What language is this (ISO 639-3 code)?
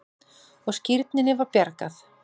isl